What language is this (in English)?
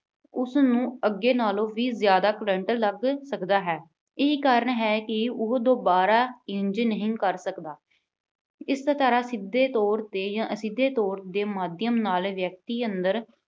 Punjabi